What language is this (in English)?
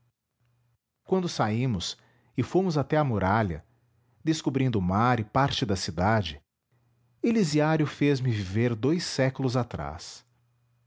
Portuguese